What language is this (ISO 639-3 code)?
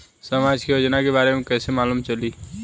bho